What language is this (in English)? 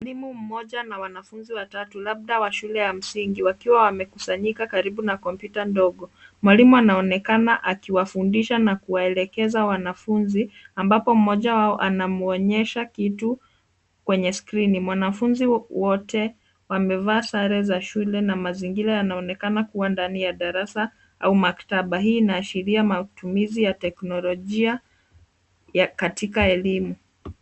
Swahili